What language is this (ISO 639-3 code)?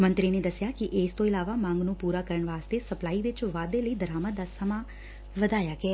pan